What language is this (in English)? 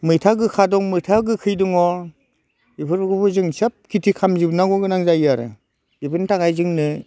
Bodo